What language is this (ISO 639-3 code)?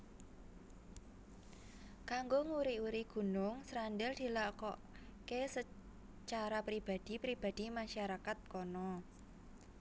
jav